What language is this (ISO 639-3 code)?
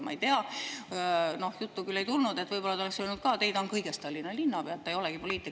est